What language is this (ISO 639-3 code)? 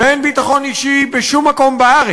heb